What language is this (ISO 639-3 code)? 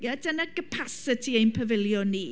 cym